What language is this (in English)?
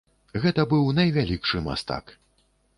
Belarusian